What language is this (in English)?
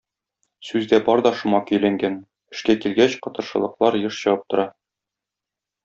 Tatar